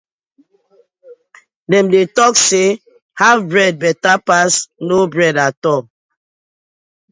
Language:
Nigerian Pidgin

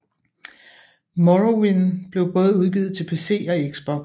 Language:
Danish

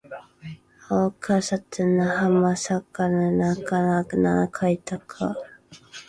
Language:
Japanese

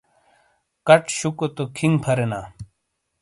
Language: Shina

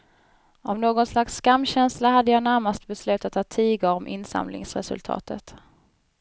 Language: Swedish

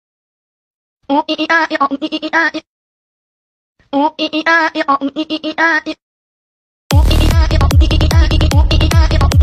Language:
Indonesian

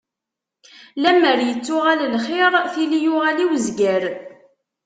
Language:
Kabyle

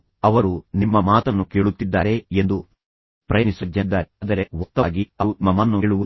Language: Kannada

